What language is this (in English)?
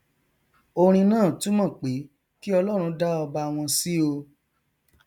Yoruba